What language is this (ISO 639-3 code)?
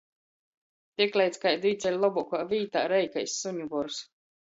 ltg